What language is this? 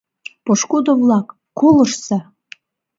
Mari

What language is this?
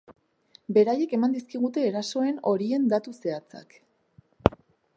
Basque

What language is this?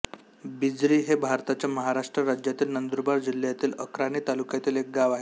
Marathi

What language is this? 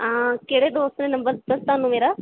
Punjabi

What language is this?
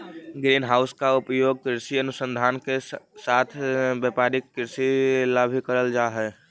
Magahi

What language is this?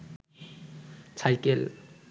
Bangla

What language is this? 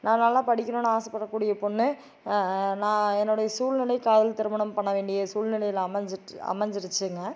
Tamil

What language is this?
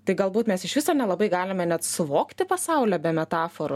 Lithuanian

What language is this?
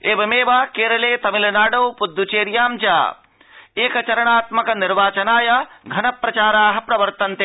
Sanskrit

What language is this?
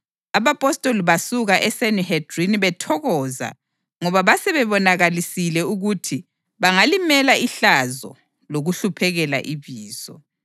North Ndebele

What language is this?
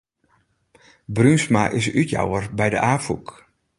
Western Frisian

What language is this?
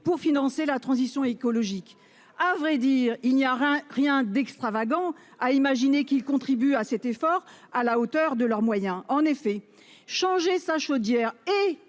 French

